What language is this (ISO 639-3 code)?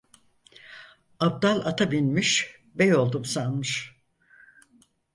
tur